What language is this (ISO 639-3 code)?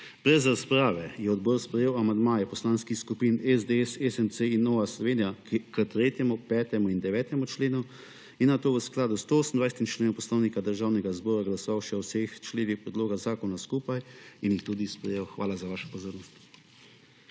slv